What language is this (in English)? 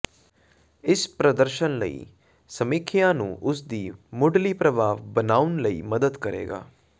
Punjabi